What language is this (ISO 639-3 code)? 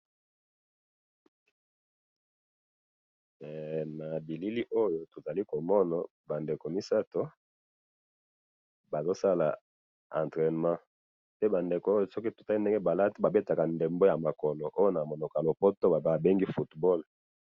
lin